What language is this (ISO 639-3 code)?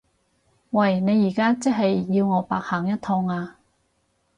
yue